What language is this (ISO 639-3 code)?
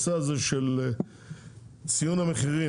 heb